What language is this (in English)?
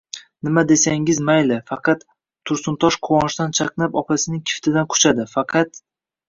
Uzbek